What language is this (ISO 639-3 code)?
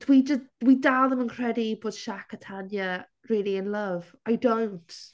cym